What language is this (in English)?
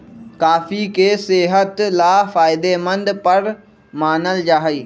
Magahi